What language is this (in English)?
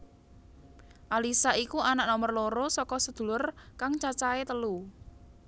Javanese